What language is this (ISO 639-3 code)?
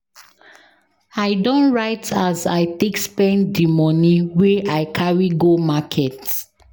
pcm